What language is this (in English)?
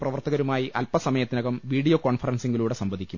Malayalam